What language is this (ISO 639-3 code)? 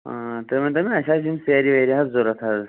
kas